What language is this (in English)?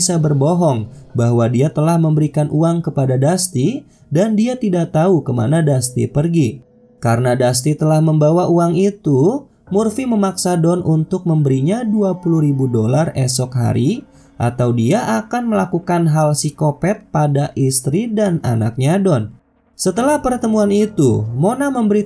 Indonesian